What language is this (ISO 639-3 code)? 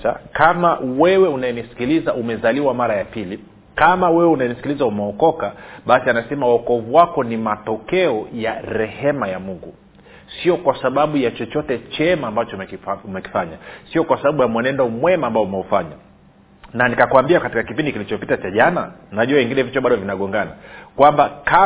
swa